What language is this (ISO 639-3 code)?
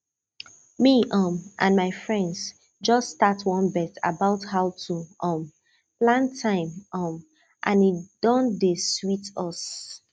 pcm